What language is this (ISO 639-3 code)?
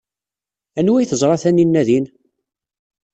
kab